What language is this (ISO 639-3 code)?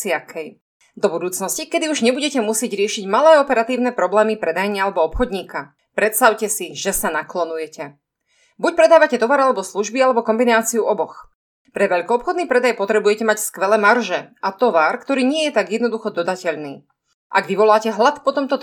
slk